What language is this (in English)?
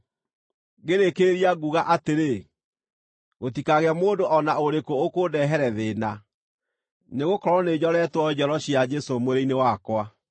Kikuyu